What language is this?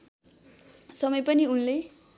Nepali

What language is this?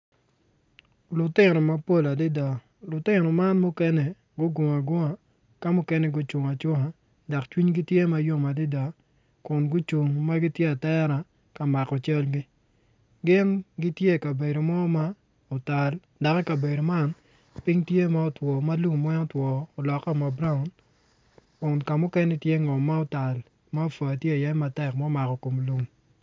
Acoli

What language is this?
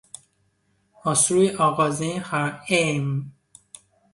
Persian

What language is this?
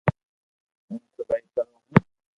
Loarki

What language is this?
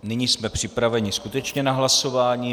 Czech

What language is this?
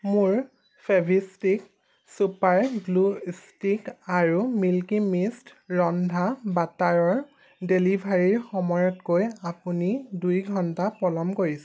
Assamese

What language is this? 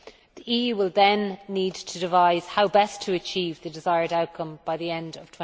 English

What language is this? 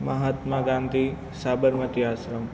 Gujarati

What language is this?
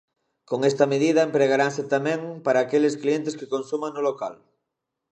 Galician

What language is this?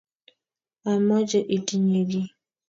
Kalenjin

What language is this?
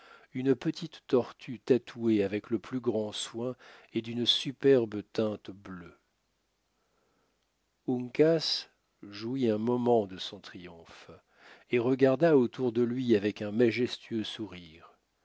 French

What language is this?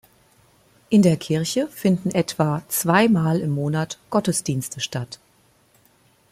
German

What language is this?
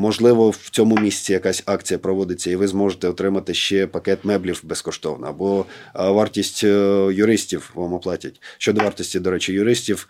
Ukrainian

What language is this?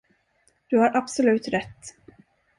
Swedish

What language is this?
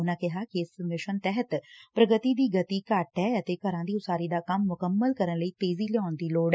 Punjabi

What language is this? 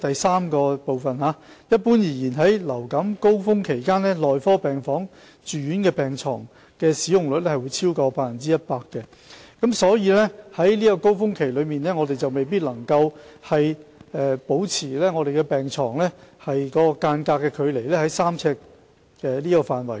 Cantonese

